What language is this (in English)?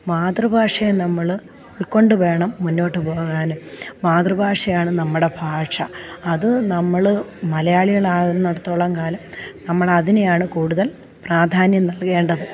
Malayalam